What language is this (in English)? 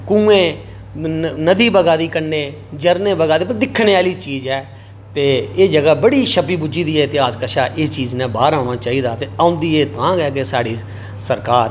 Dogri